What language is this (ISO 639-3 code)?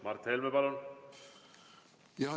est